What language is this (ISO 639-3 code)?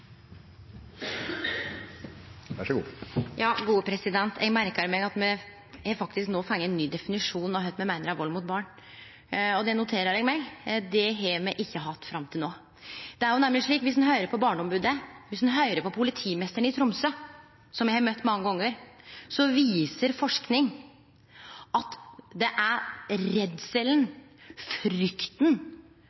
nno